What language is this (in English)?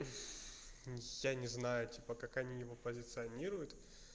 Russian